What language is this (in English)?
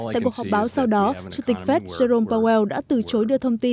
Vietnamese